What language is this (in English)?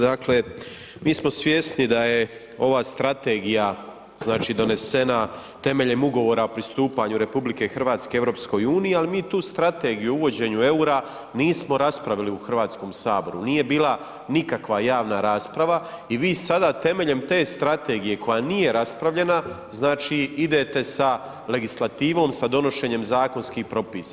Croatian